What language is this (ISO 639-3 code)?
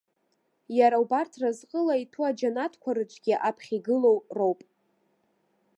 abk